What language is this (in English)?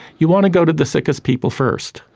English